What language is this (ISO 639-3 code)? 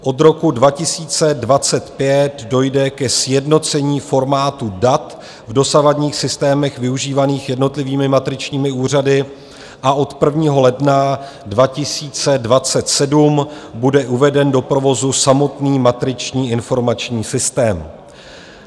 ces